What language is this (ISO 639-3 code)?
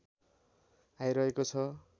nep